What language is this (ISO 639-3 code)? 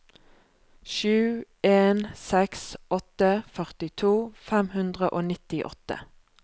nor